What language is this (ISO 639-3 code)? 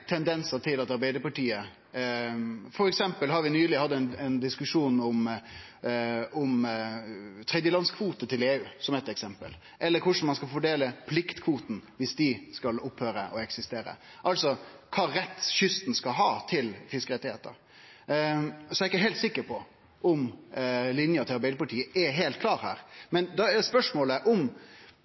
nno